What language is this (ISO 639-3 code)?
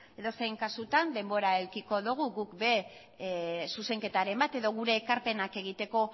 eus